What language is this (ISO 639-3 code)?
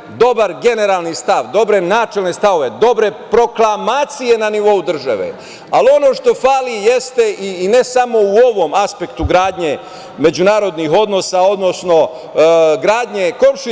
srp